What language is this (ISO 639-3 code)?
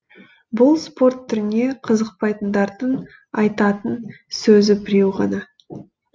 kaz